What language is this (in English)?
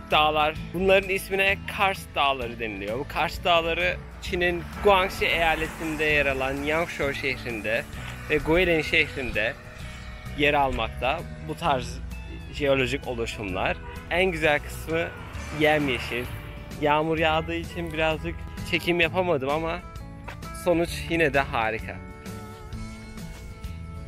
Turkish